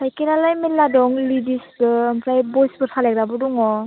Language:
Bodo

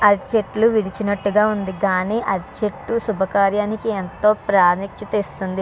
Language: Telugu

